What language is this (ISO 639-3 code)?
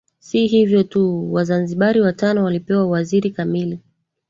swa